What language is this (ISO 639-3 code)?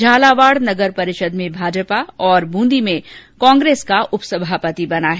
hin